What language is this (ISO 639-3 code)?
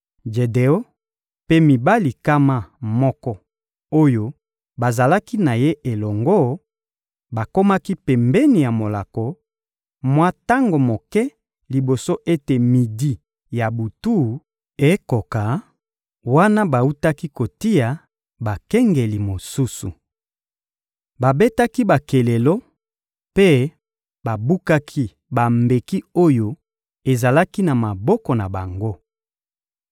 lin